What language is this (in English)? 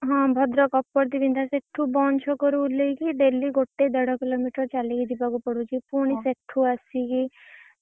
Odia